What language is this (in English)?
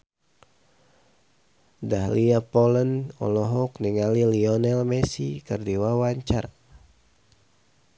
Sundanese